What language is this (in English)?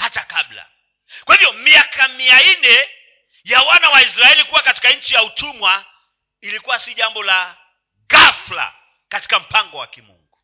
Swahili